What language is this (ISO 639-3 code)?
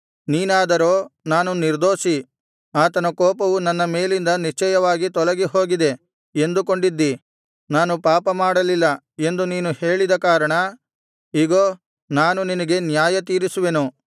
kan